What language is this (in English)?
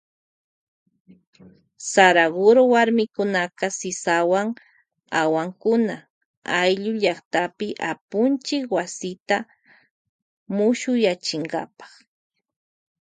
Loja Highland Quichua